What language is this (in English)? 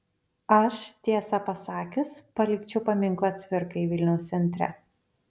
Lithuanian